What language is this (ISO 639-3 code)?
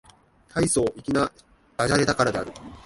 jpn